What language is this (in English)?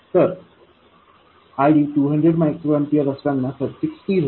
Marathi